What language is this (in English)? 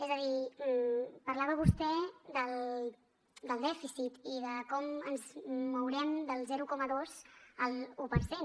Catalan